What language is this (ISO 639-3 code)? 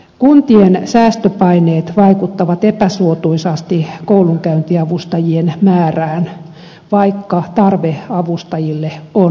fin